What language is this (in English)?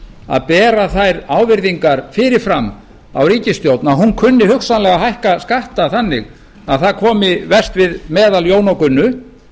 Icelandic